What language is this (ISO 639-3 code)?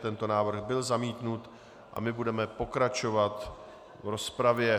ces